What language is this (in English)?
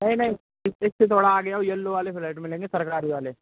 Hindi